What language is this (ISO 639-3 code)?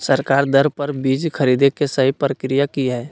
mag